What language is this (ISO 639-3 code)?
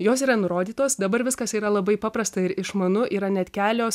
lit